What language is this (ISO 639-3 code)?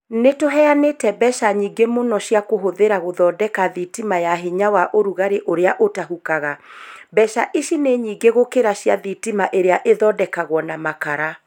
kik